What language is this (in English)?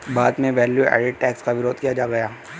Hindi